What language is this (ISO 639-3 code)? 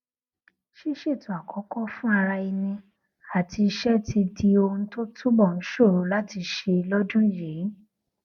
yor